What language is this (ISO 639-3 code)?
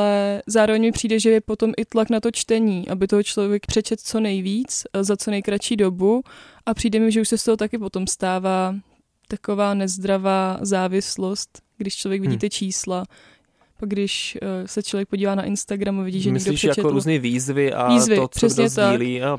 ces